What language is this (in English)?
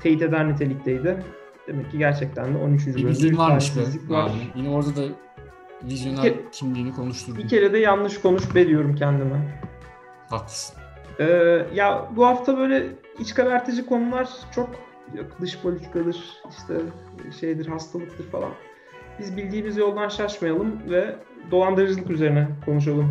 Turkish